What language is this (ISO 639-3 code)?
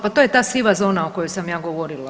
hrv